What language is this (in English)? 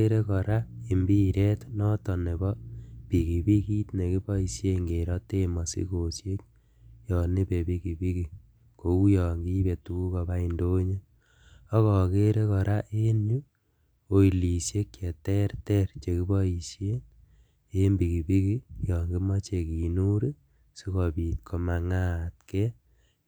Kalenjin